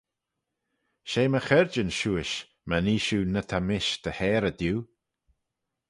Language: Manx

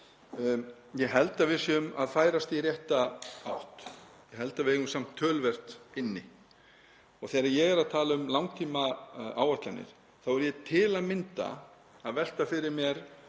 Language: Icelandic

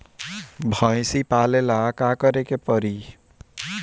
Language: Bhojpuri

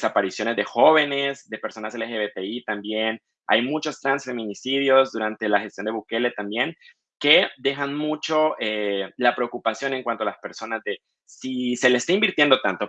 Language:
Spanish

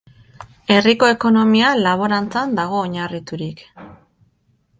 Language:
Basque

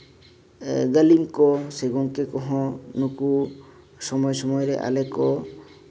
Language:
Santali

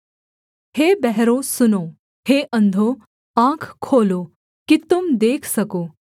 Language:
Hindi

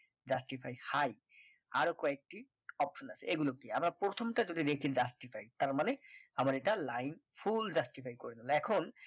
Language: Bangla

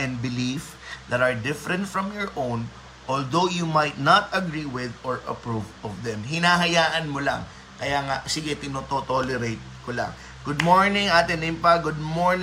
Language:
Filipino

